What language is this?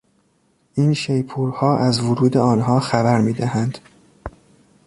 Persian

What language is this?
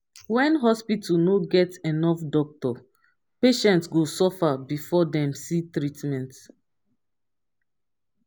Nigerian Pidgin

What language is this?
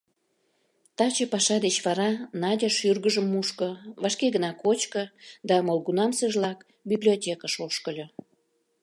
Mari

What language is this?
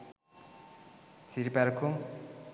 Sinhala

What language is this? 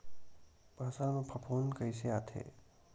Chhattisgarhi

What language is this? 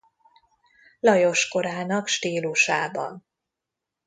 Hungarian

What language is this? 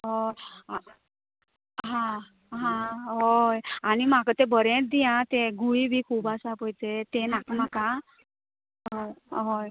Konkani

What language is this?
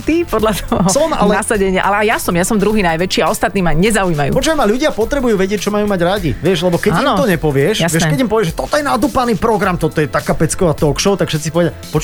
Slovak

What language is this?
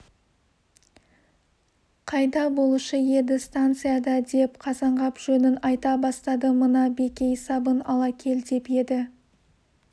Kazakh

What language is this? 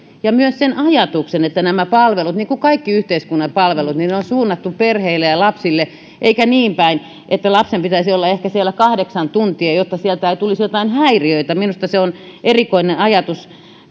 Finnish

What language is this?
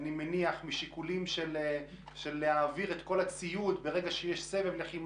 Hebrew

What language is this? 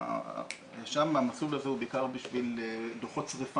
Hebrew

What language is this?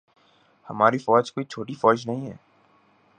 Urdu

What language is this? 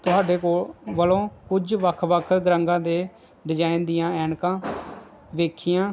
Punjabi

